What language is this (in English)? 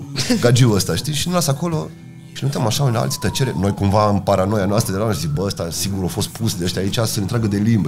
Romanian